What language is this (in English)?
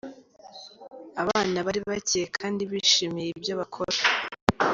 Kinyarwanda